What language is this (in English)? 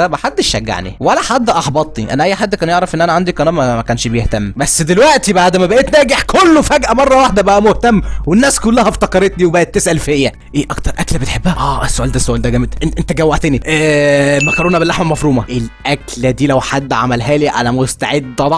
Arabic